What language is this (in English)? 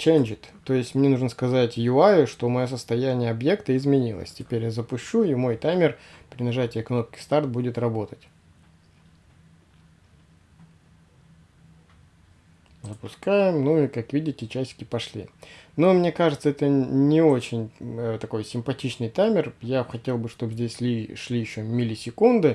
Russian